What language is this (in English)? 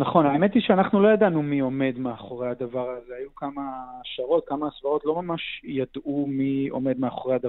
Hebrew